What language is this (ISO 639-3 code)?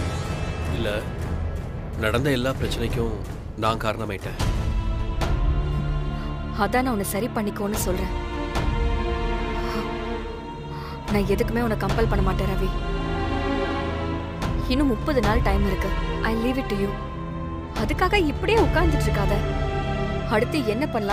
tam